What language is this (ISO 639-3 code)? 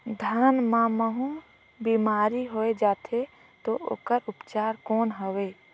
hne